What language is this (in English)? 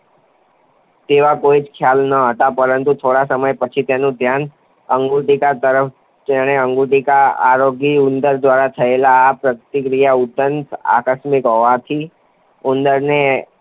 Gujarati